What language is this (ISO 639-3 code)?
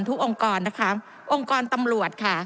tha